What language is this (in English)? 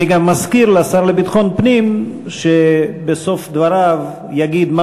Hebrew